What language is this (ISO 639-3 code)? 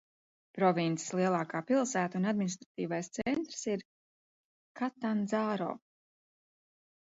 lav